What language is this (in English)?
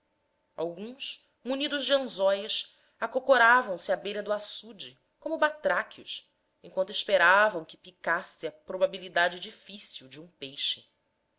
Portuguese